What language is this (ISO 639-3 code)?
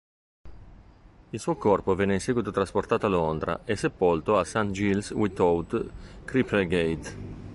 ita